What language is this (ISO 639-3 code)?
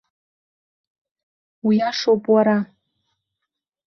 abk